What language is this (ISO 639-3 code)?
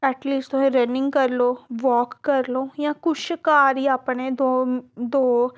doi